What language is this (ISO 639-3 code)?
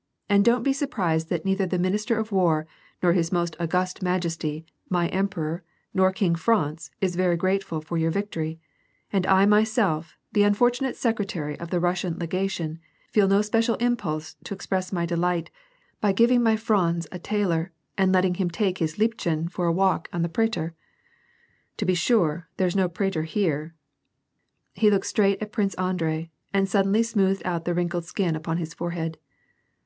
eng